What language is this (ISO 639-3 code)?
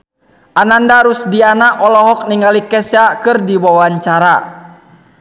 sun